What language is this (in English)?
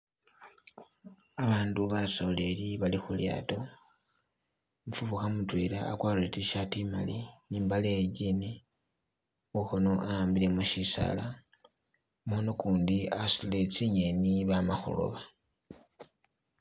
Masaaba